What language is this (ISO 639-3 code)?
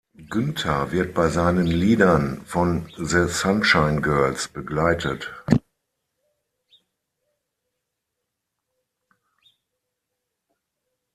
deu